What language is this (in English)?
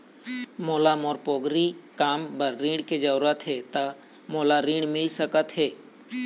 Chhattisgarhi